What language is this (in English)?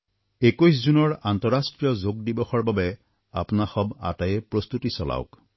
Assamese